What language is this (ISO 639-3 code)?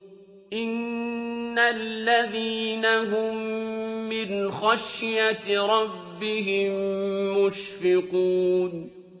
ara